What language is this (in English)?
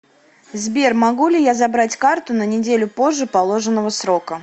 Russian